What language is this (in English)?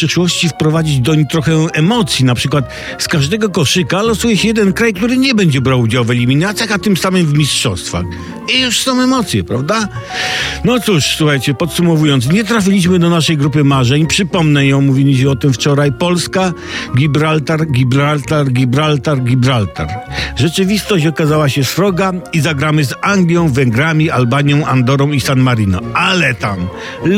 Polish